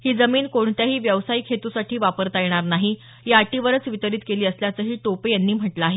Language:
Marathi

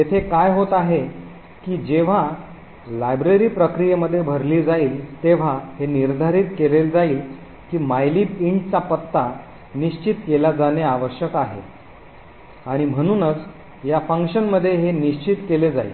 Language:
Marathi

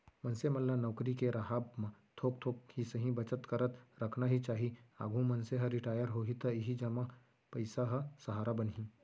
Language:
Chhattisgarhi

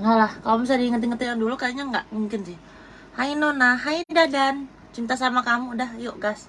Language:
Indonesian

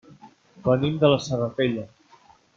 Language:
Catalan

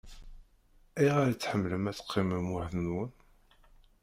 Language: Kabyle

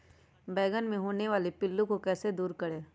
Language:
Magahi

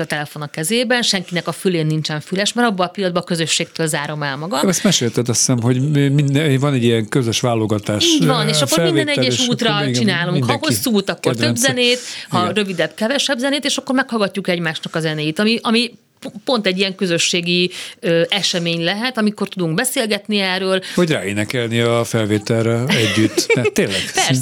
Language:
Hungarian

